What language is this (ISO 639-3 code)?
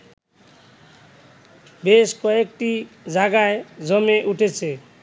ben